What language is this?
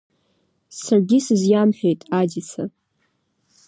Abkhazian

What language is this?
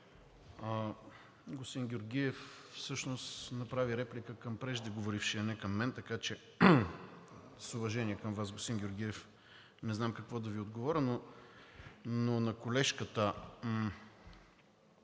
Bulgarian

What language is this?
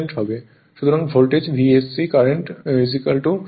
Bangla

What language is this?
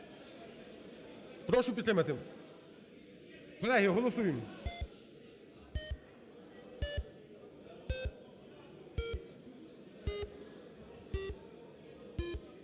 Ukrainian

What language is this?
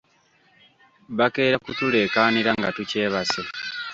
Ganda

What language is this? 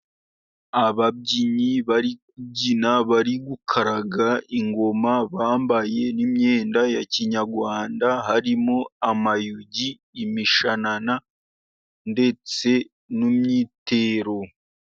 Kinyarwanda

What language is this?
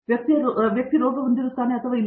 Kannada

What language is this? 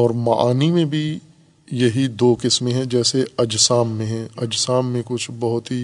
Urdu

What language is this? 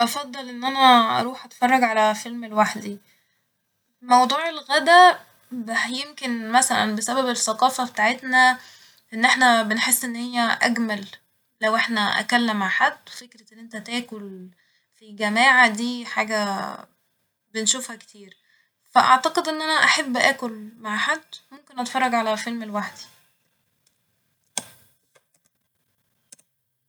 Egyptian Arabic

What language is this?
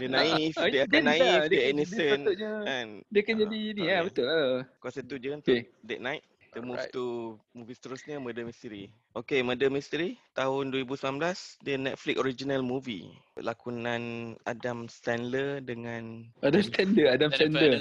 Malay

